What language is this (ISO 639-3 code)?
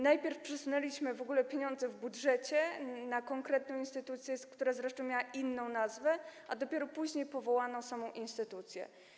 pol